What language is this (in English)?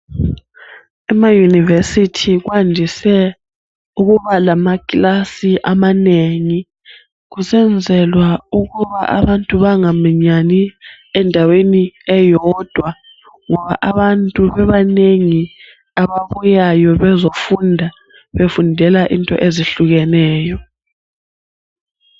North Ndebele